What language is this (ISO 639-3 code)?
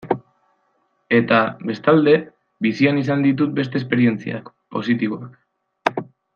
eus